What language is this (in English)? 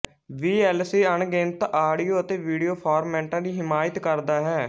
Punjabi